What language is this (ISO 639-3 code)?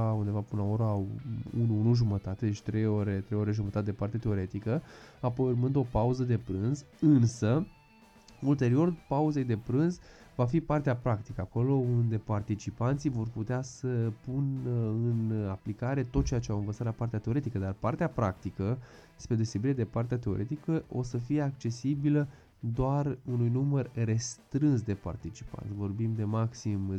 ron